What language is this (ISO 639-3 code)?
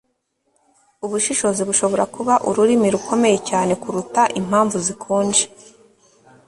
kin